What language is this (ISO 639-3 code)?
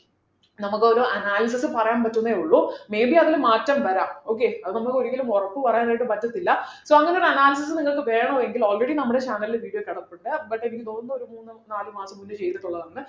mal